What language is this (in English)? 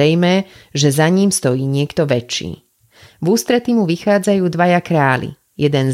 Slovak